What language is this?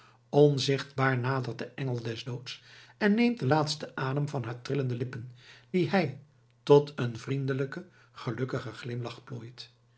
Dutch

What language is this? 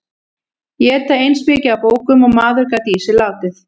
Icelandic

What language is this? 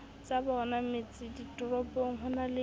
Southern Sotho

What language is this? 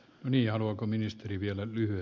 Finnish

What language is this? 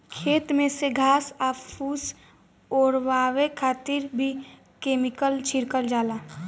Bhojpuri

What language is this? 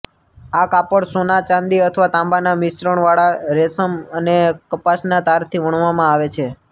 Gujarati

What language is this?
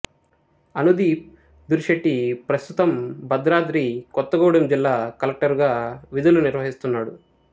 Telugu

